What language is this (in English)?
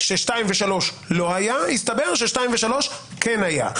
Hebrew